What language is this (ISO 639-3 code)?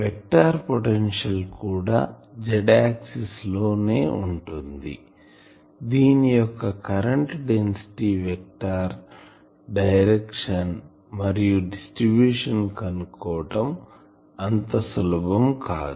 tel